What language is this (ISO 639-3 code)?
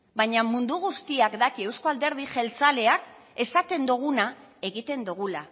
eus